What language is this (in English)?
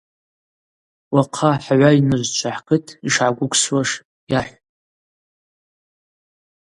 Abaza